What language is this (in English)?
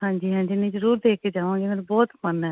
Punjabi